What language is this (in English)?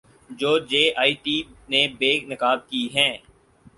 Urdu